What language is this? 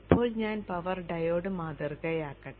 Malayalam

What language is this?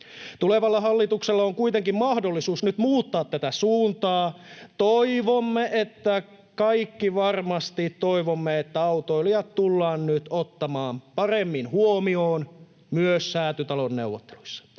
Finnish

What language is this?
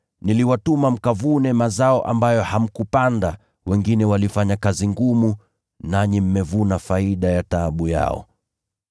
Swahili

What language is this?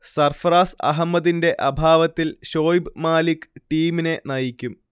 Malayalam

